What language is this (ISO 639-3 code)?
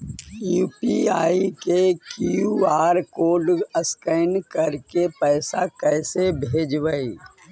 mag